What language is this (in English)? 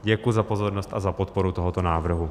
Czech